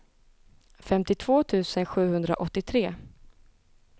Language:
Swedish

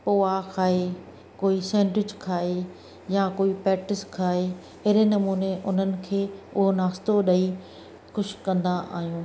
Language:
Sindhi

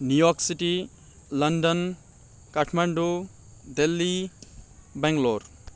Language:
Nepali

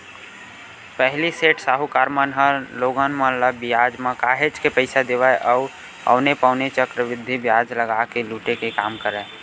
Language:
Chhattisgarhi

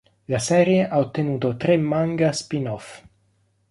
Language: Italian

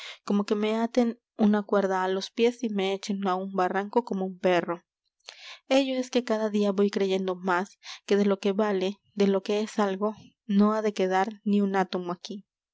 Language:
Spanish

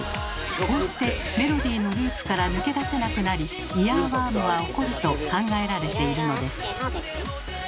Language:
Japanese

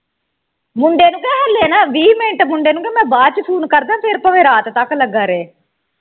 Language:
Punjabi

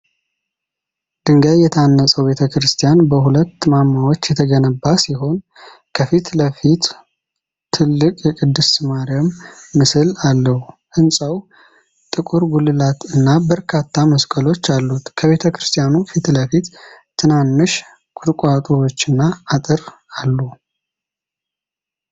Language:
Amharic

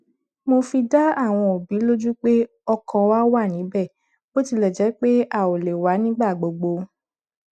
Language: Yoruba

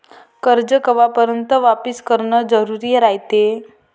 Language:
Marathi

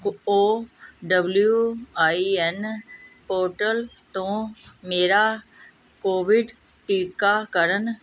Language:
Punjabi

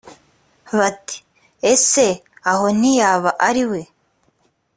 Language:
Kinyarwanda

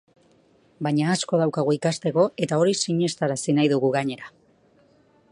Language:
Basque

